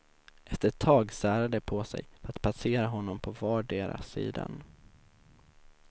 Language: Swedish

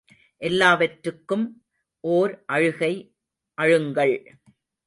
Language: Tamil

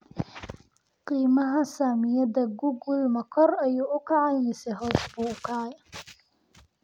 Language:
Somali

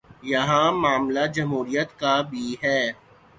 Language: Urdu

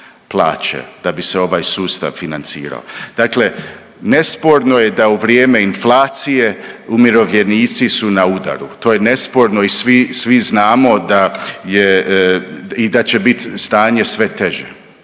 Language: Croatian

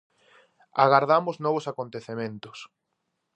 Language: Galician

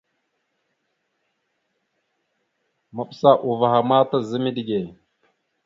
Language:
Mada (Cameroon)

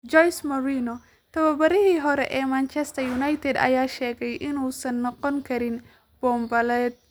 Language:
Somali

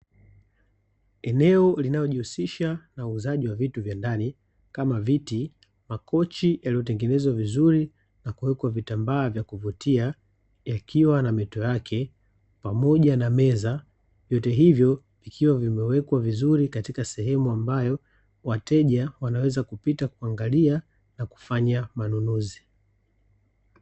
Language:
Swahili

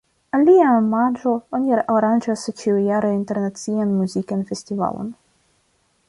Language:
Esperanto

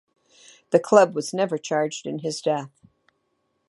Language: English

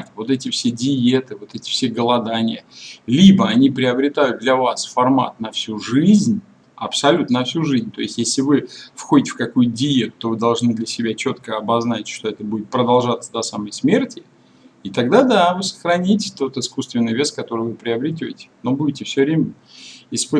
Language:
Russian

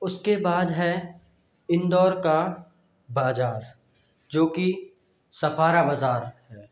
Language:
Hindi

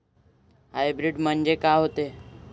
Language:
Marathi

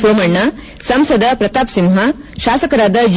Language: Kannada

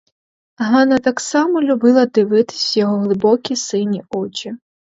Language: Ukrainian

